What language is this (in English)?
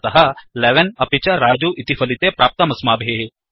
Sanskrit